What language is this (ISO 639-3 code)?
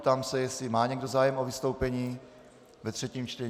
ces